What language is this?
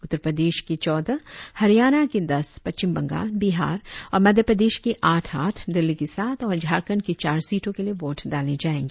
Hindi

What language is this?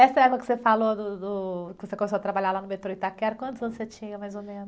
Portuguese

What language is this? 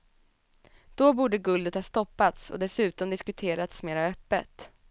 Swedish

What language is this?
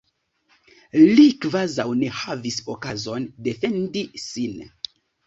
Esperanto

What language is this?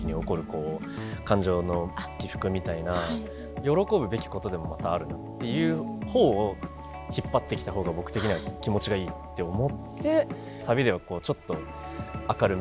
Japanese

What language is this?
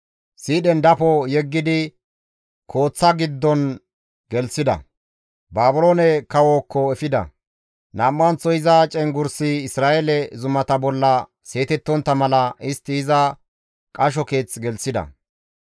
Gamo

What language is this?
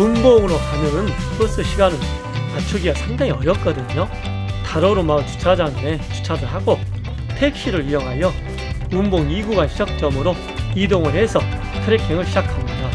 Korean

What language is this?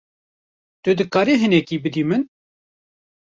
Kurdish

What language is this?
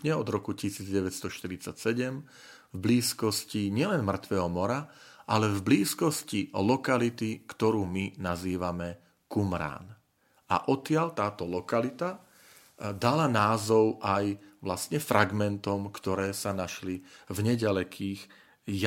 Slovak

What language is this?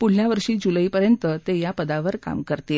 Marathi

